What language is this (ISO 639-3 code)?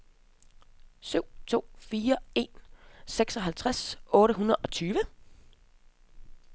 dan